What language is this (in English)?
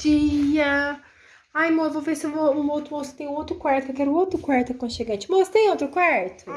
Portuguese